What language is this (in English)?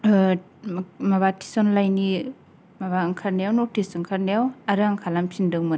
Bodo